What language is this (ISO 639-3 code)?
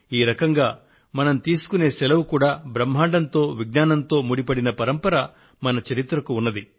tel